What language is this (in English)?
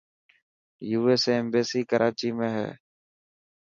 Dhatki